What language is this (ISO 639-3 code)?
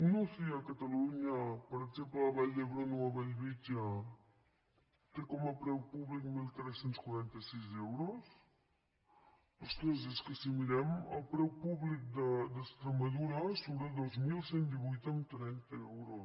cat